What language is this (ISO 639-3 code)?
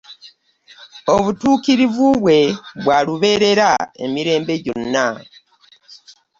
lug